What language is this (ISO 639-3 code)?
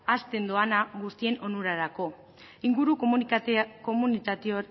eus